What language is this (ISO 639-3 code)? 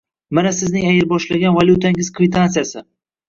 uzb